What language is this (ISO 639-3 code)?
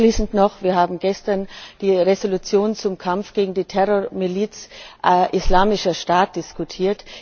deu